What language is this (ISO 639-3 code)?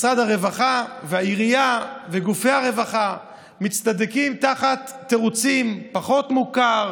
heb